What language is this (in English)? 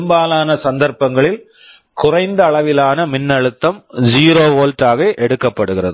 Tamil